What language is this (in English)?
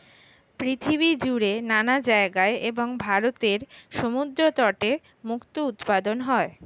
Bangla